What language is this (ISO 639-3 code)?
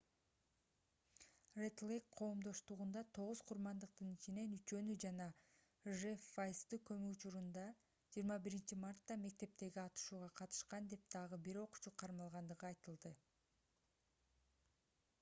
kir